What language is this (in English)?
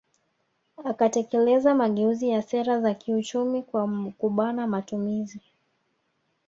Swahili